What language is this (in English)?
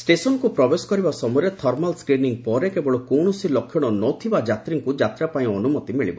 Odia